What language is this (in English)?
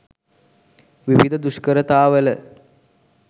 Sinhala